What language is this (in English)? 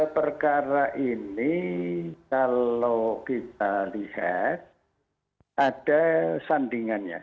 Indonesian